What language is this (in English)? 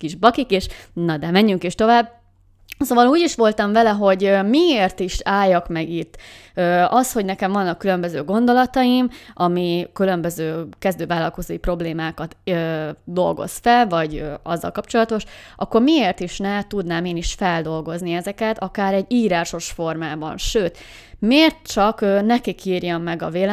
Hungarian